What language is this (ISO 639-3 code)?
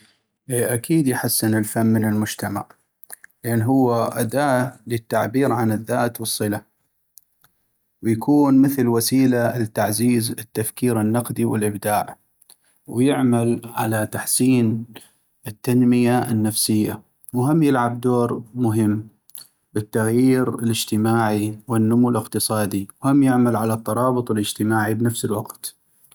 ayp